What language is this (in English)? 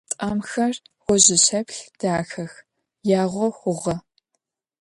Adyghe